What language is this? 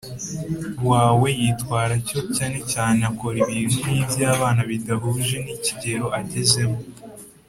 Kinyarwanda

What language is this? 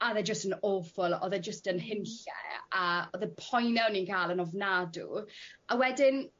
Welsh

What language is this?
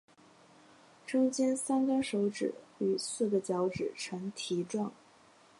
Chinese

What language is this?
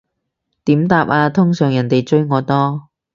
Cantonese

